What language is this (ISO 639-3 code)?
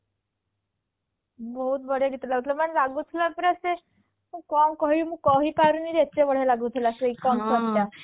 ori